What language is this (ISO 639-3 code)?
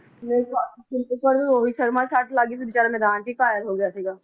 pan